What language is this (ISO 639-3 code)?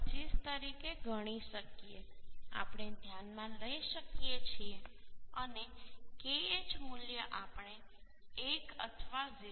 guj